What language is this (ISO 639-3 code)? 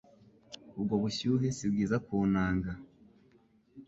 kin